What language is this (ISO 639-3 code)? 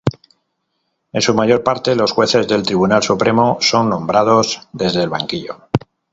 spa